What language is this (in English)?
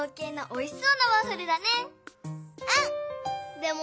Japanese